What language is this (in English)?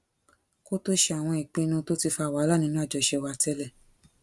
Yoruba